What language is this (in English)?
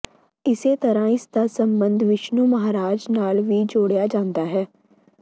Punjabi